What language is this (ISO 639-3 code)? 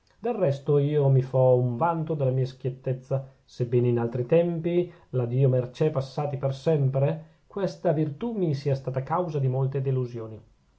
ita